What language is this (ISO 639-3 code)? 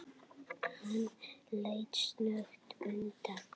isl